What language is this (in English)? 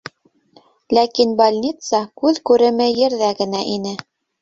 Bashkir